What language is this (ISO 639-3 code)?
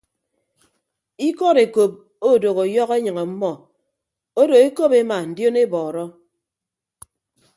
ibb